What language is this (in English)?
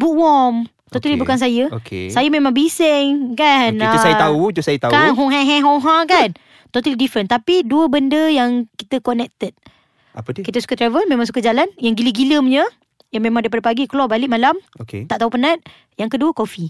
Malay